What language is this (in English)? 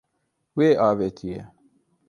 Kurdish